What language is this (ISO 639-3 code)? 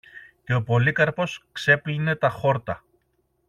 ell